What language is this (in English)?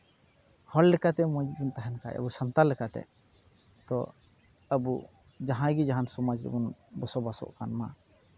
Santali